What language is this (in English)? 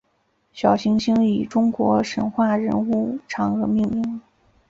Chinese